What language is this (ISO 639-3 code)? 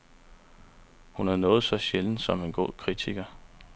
dan